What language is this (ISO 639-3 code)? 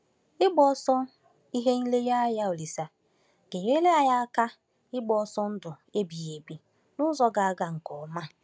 ibo